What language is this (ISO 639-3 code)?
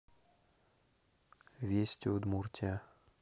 rus